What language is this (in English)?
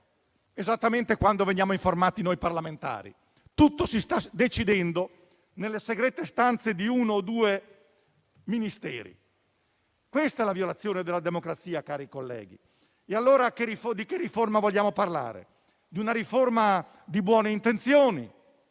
Italian